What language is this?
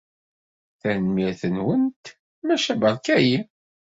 Kabyle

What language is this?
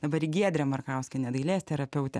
Lithuanian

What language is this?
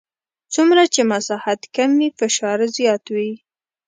Pashto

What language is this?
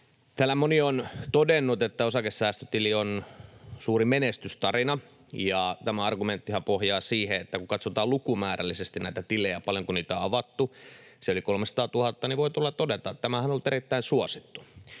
Finnish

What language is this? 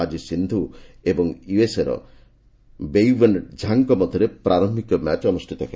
Odia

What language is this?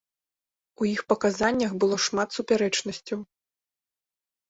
Belarusian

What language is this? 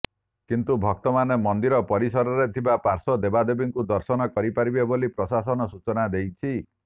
Odia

